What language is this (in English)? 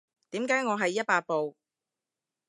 Cantonese